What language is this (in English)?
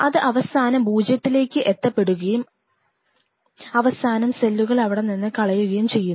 Malayalam